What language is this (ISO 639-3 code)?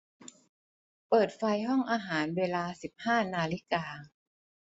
tha